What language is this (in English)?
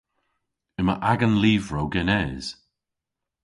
Cornish